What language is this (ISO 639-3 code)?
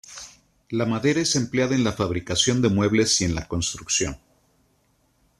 spa